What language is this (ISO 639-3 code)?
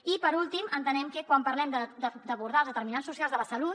cat